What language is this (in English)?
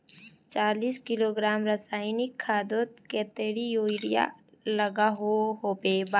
Magahi